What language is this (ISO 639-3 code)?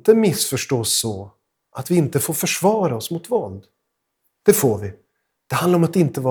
swe